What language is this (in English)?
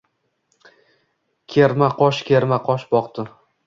Uzbek